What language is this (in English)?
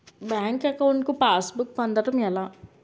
Telugu